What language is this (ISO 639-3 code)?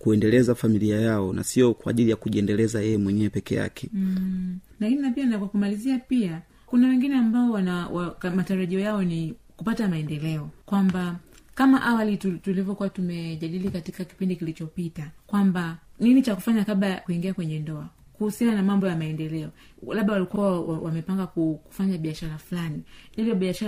swa